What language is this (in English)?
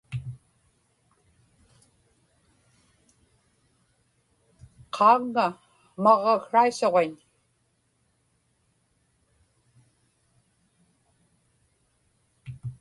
Inupiaq